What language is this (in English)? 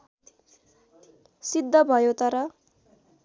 Nepali